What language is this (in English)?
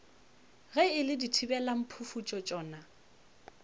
Northern Sotho